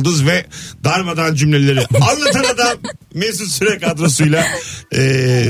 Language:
Turkish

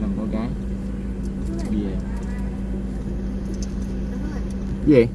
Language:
Vietnamese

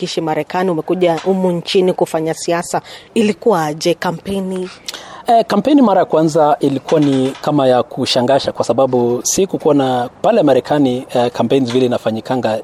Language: Swahili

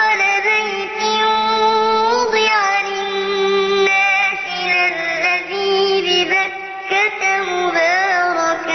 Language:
Arabic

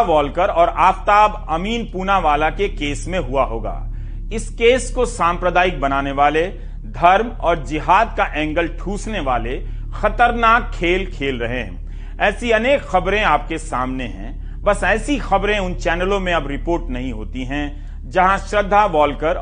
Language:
Hindi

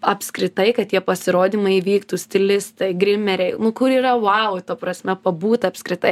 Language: Lithuanian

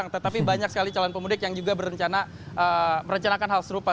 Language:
Indonesian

